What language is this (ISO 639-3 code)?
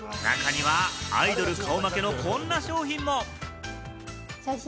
jpn